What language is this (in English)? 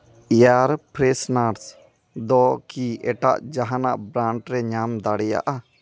Santali